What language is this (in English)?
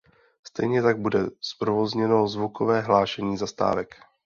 Czech